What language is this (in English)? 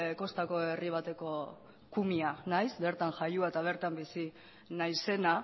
Basque